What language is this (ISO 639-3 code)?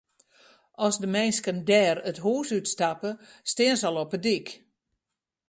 fry